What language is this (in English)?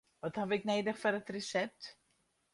Western Frisian